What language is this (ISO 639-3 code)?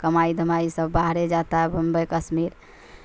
urd